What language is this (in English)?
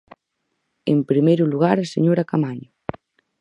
Galician